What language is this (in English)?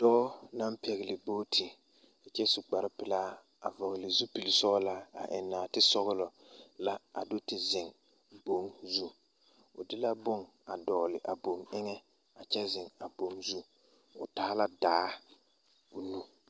Southern Dagaare